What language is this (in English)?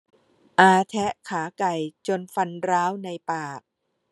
Thai